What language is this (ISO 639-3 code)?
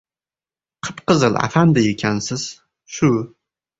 uzb